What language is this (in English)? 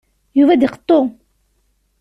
Kabyle